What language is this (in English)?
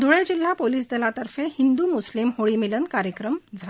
Marathi